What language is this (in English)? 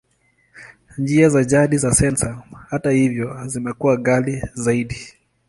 Swahili